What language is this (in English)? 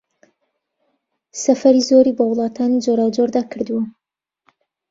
Central Kurdish